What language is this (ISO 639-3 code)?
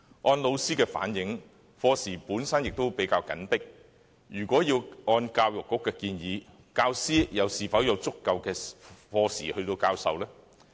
yue